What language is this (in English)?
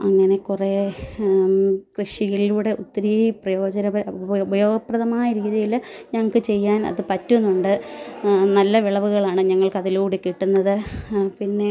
Malayalam